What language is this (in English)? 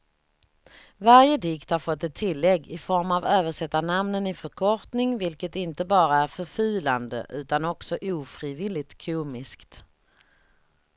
Swedish